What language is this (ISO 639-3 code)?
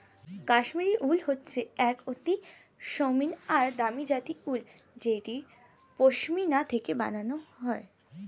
ben